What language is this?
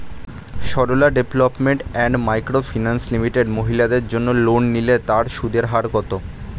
Bangla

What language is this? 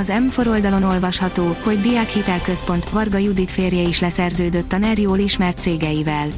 Hungarian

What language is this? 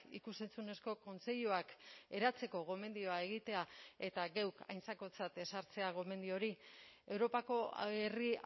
Basque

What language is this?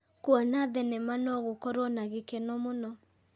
Kikuyu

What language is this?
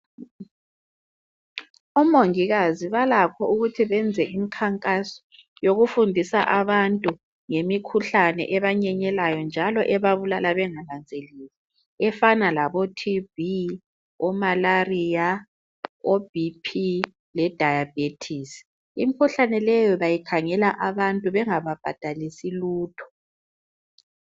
North Ndebele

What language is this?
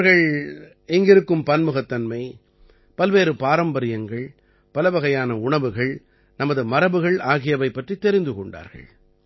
Tamil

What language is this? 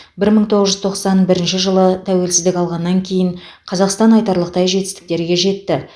Kazakh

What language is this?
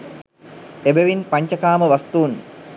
Sinhala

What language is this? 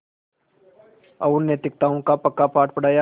Hindi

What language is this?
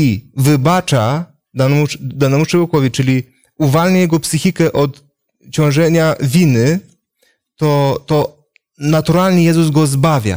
Polish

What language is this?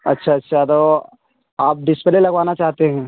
Urdu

